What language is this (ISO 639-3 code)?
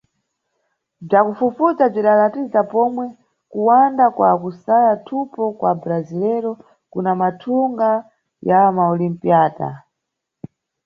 nyu